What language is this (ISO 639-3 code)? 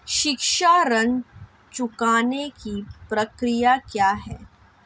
hin